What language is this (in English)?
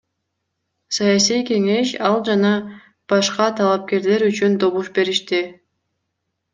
Kyrgyz